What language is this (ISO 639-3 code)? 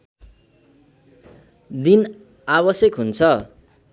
nep